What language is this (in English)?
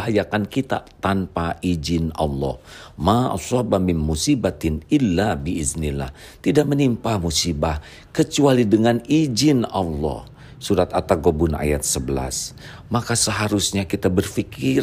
Indonesian